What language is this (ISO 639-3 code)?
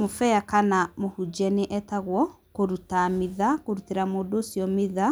kik